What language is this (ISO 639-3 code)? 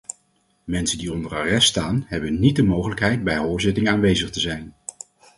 nld